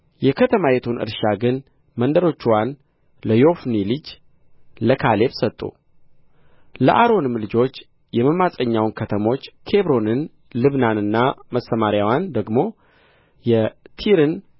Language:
Amharic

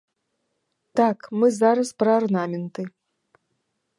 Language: Belarusian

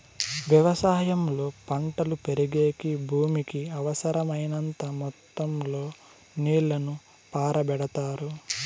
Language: Telugu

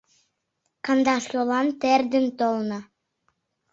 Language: Mari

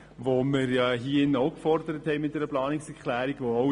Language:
Swiss German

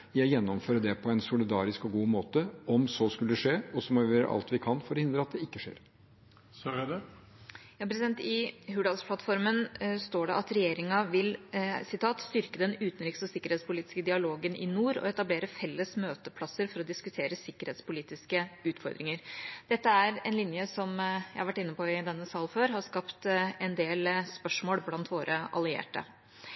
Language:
Norwegian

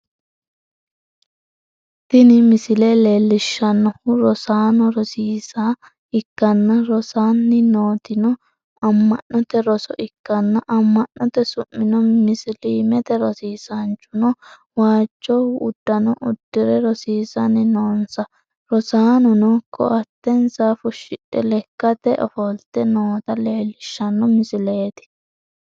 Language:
Sidamo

